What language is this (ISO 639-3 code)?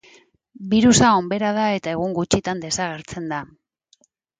eus